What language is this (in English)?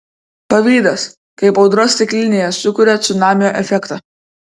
Lithuanian